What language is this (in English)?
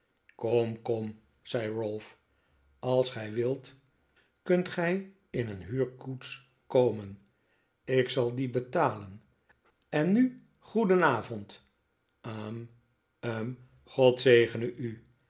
Dutch